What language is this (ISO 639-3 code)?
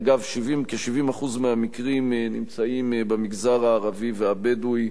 heb